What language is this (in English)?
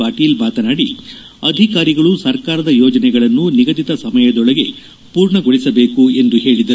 Kannada